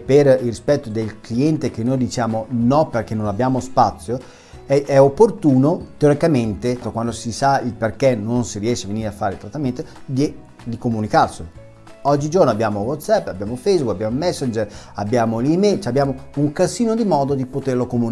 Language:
Italian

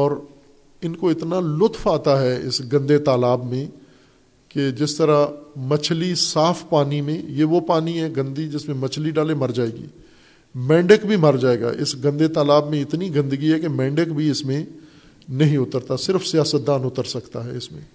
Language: Urdu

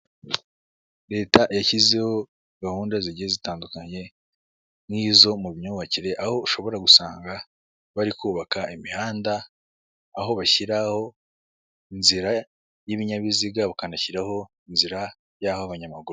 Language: Kinyarwanda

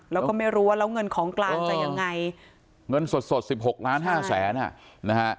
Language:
Thai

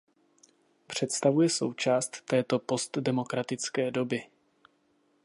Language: Czech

